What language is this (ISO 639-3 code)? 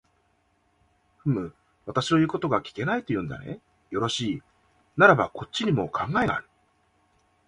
jpn